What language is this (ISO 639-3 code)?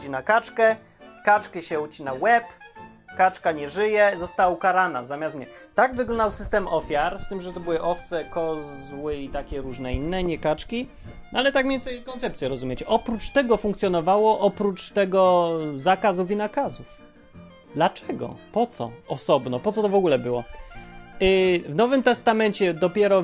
pol